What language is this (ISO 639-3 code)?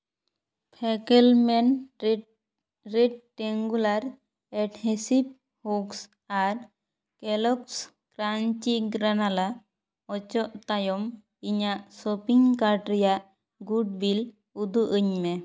sat